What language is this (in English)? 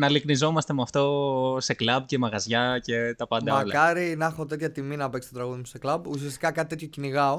Greek